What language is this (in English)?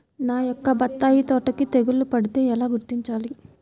Telugu